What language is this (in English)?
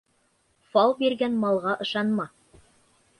Bashkir